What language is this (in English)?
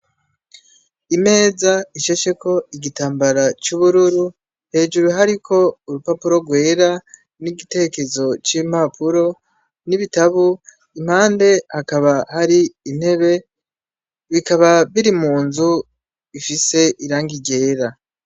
Rundi